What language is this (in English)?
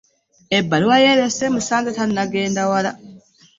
Ganda